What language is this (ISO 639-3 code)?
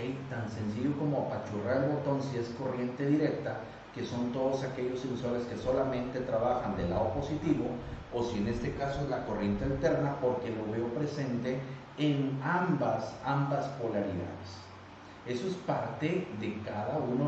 spa